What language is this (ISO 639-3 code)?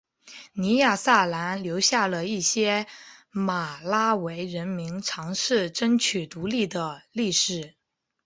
zho